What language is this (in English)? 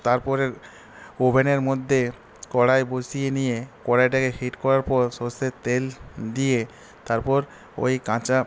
Bangla